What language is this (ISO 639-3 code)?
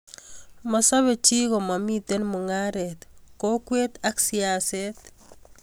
kln